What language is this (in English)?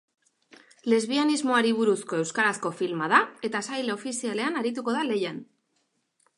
Basque